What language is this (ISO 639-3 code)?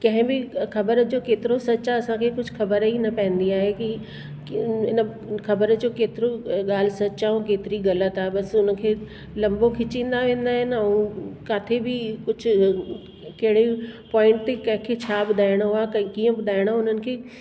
snd